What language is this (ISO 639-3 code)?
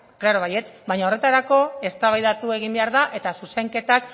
eus